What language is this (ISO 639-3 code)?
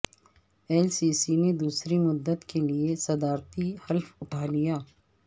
urd